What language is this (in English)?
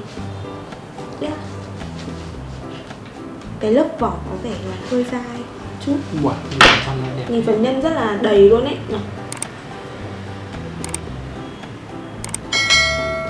Vietnamese